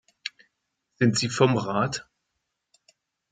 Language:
German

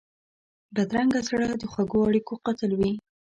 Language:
Pashto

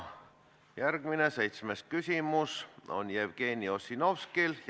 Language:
Estonian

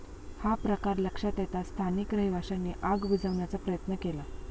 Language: Marathi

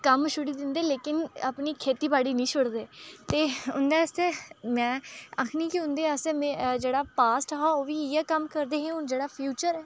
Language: Dogri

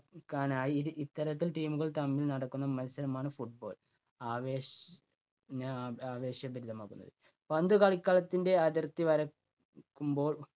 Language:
Malayalam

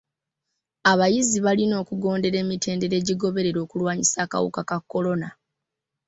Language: Ganda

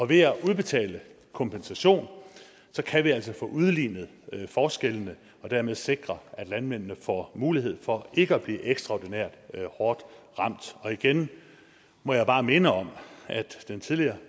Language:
Danish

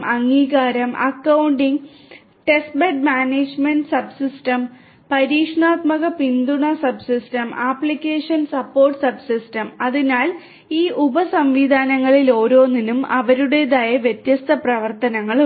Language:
Malayalam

